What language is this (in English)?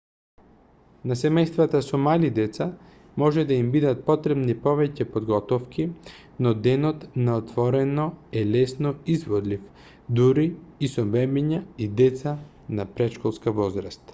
Macedonian